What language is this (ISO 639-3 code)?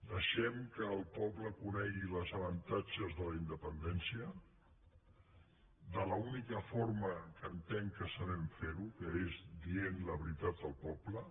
cat